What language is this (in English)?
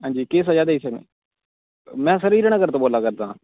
Dogri